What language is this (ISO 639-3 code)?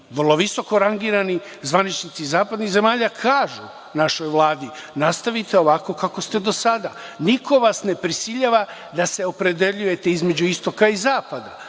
srp